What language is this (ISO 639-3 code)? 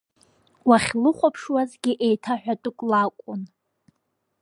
abk